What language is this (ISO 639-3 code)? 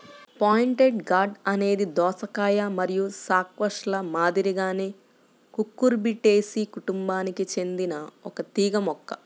tel